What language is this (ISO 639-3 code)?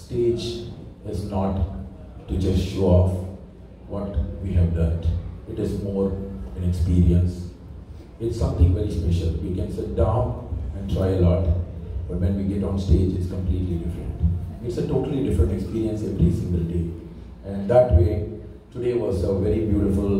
eng